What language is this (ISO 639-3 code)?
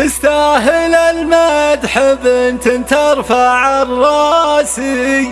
ara